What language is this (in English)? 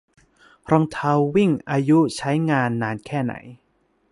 Thai